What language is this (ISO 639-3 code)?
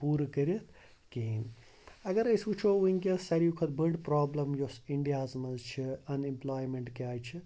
kas